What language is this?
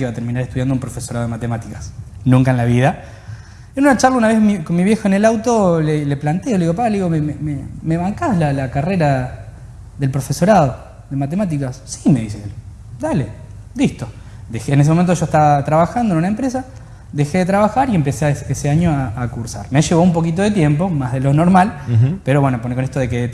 Spanish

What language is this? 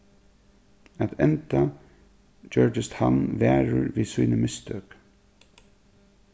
Faroese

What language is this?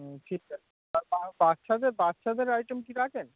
Bangla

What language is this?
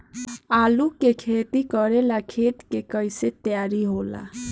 Bhojpuri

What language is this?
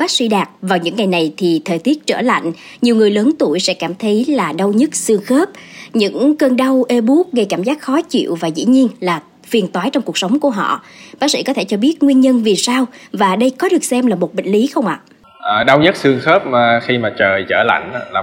Vietnamese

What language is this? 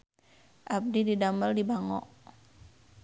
Sundanese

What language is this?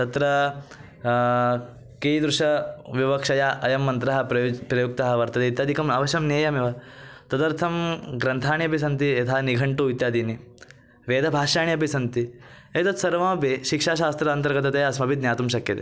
Sanskrit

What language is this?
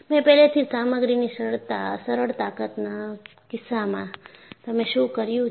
Gujarati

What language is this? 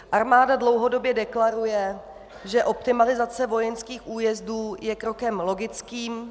Czech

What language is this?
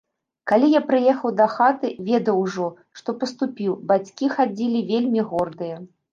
Belarusian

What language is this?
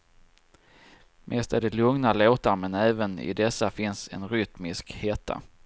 Swedish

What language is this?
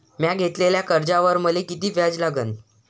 Marathi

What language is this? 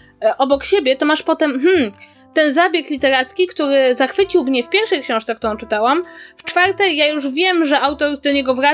Polish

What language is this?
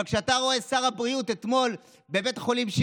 Hebrew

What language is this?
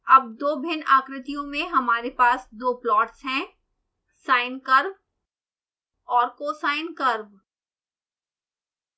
Hindi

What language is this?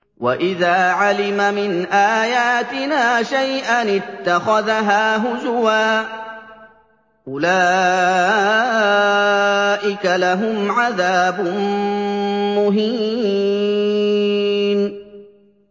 Arabic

